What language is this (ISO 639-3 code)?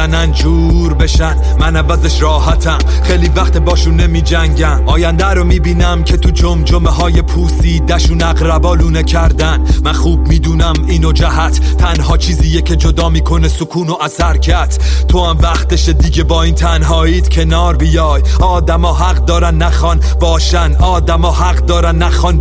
fas